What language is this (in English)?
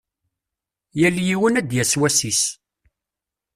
Kabyle